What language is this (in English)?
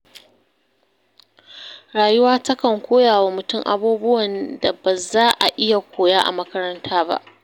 Hausa